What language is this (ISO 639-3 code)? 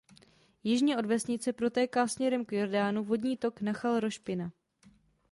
ces